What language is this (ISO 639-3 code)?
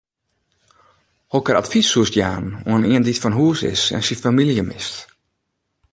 fry